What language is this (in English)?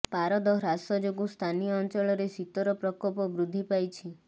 Odia